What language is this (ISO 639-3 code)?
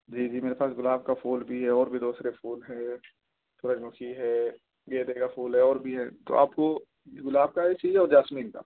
urd